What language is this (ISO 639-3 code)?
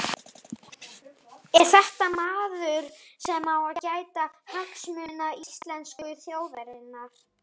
isl